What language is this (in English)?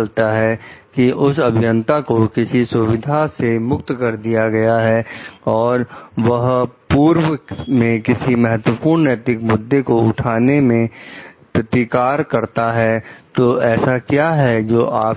Hindi